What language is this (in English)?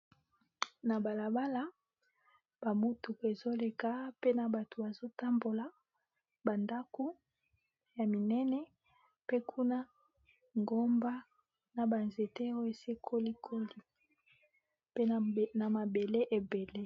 Lingala